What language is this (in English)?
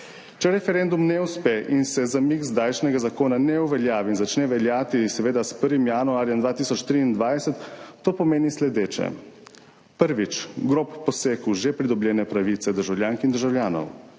Slovenian